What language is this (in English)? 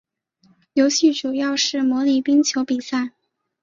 Chinese